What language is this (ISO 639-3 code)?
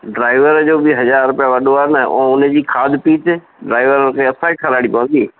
snd